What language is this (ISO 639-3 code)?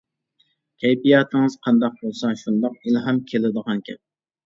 uig